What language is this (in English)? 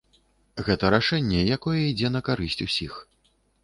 Belarusian